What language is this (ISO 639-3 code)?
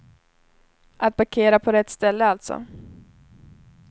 swe